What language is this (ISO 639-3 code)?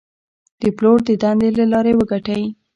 pus